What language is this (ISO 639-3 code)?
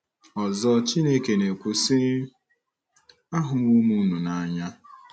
ibo